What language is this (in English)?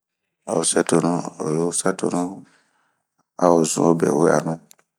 Bomu